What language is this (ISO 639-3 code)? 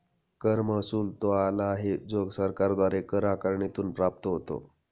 mar